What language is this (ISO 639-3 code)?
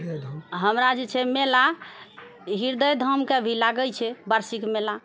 mai